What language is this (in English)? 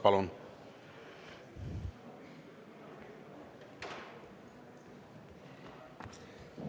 Estonian